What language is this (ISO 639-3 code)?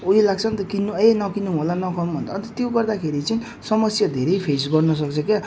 nep